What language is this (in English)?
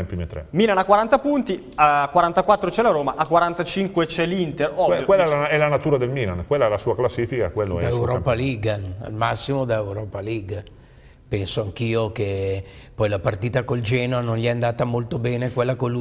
Italian